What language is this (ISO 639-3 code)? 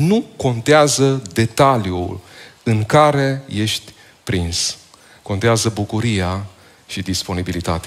ron